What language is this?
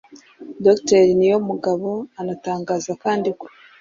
Kinyarwanda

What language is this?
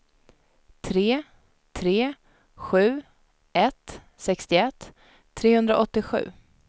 Swedish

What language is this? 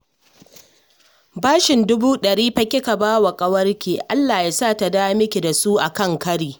Hausa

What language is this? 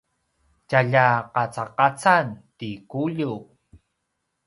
Paiwan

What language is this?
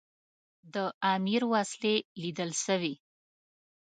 Pashto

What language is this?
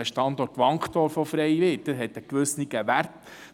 Swiss German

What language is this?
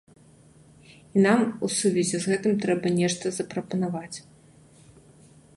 Belarusian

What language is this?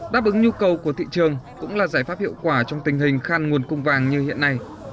Vietnamese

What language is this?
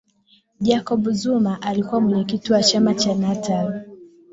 Swahili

